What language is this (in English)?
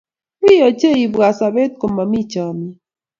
Kalenjin